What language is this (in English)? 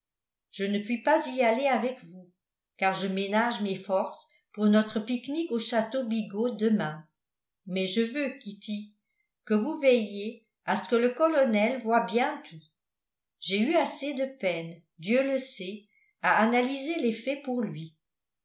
French